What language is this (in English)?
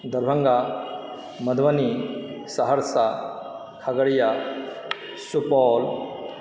Maithili